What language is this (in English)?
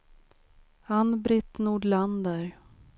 Swedish